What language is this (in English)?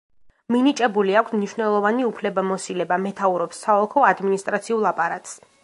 Georgian